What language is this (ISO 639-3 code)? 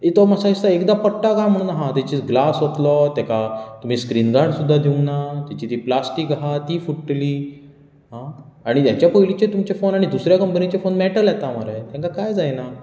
kok